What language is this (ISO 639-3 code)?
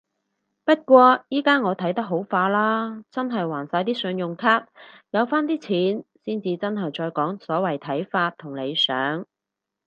yue